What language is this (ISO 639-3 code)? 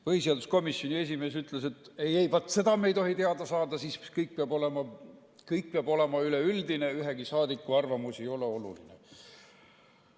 est